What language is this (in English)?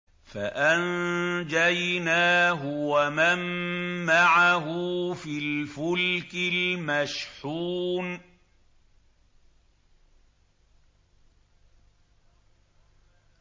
Arabic